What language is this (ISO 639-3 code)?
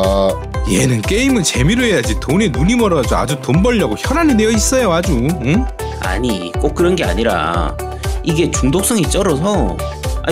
kor